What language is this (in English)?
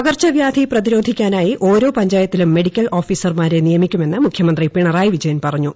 Malayalam